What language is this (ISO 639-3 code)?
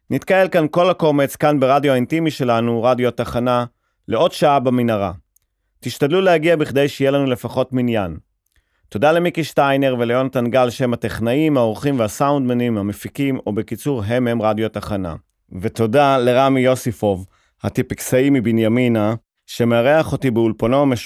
heb